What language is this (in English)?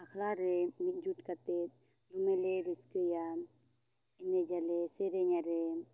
Santali